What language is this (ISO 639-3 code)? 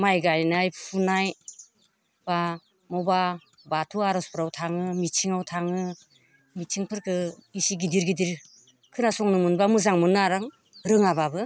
brx